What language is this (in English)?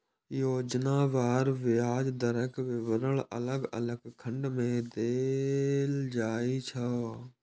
Maithili